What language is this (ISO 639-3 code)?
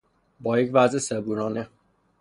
fas